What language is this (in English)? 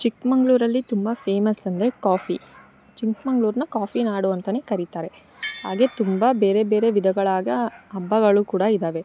Kannada